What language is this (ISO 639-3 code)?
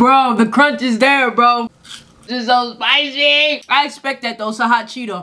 eng